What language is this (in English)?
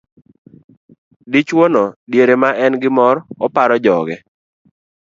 Luo (Kenya and Tanzania)